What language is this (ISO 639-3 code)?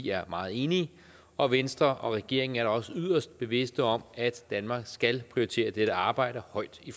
dan